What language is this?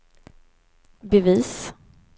Swedish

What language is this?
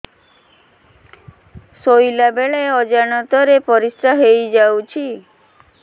Odia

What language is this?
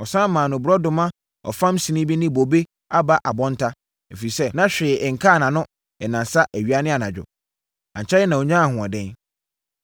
Akan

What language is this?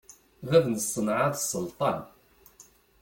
Kabyle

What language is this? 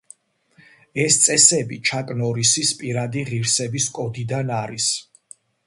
Georgian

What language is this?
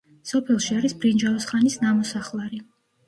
Georgian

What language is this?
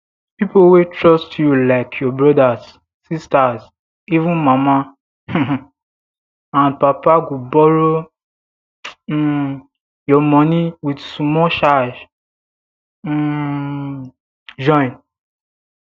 Nigerian Pidgin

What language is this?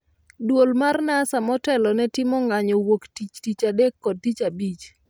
Luo (Kenya and Tanzania)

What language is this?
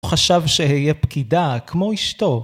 Hebrew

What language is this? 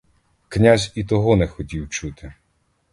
Ukrainian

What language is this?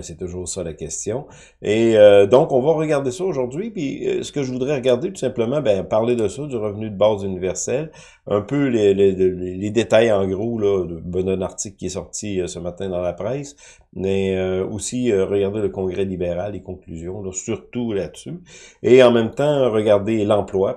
French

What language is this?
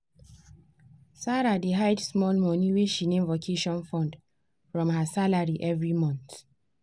Nigerian Pidgin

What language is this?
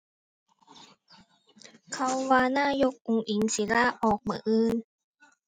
Thai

